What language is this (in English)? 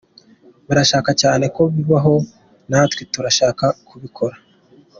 Kinyarwanda